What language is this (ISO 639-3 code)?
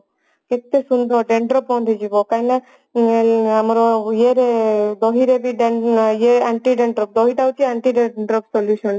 ori